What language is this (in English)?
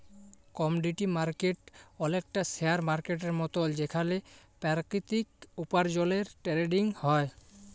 Bangla